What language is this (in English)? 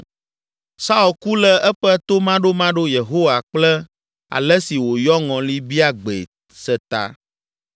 Ewe